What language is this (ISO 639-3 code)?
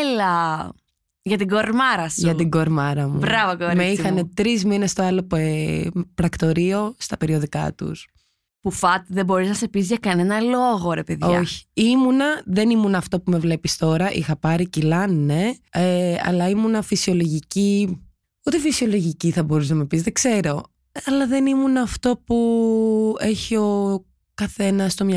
ell